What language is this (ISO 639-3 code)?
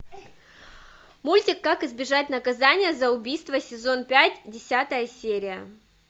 rus